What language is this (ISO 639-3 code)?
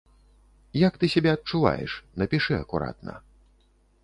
bel